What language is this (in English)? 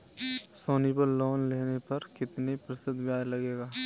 Hindi